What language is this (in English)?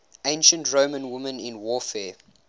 English